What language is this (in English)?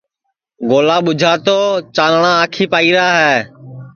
Sansi